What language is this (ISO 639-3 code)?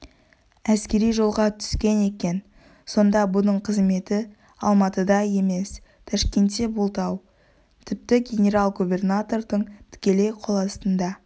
kaz